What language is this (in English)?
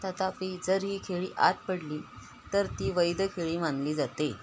Marathi